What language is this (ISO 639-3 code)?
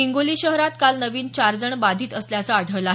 mar